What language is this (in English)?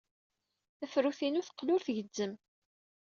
Kabyle